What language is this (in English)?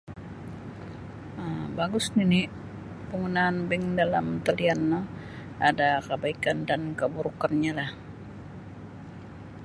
Sabah Bisaya